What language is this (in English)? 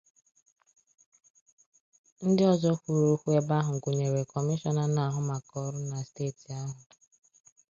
Igbo